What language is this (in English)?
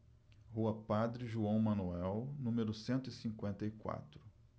Portuguese